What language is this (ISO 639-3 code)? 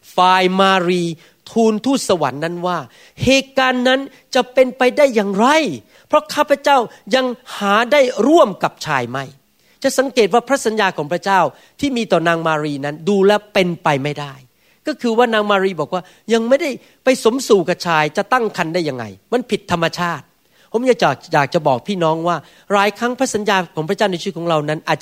tha